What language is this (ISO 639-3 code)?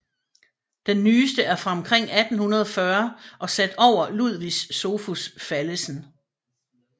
dan